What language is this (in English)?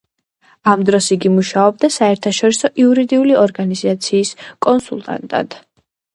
Georgian